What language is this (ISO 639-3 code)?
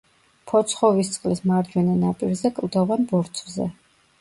kat